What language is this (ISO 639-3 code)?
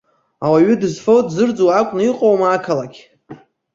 abk